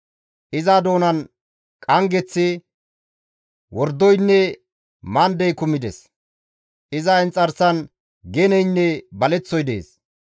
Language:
Gamo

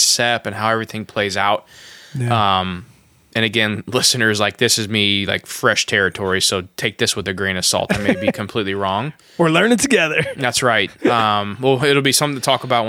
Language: English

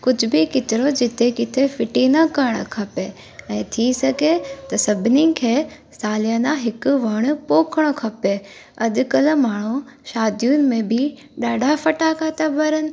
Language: Sindhi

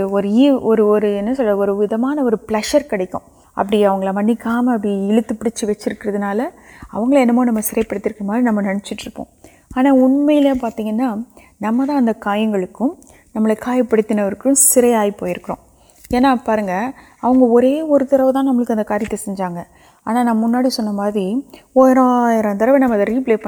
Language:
Urdu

